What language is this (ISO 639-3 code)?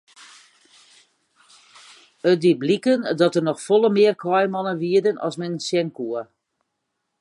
fry